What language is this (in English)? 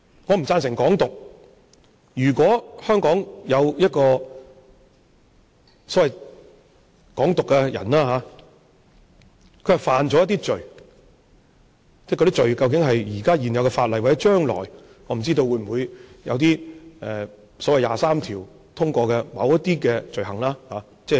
Cantonese